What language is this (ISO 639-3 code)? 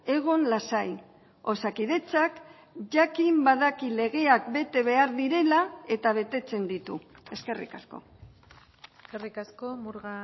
eus